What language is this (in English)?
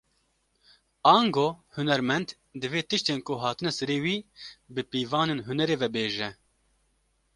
Kurdish